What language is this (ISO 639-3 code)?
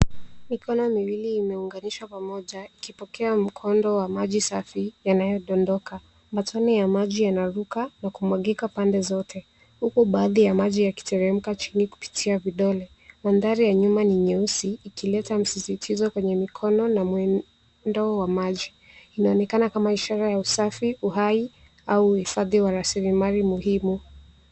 swa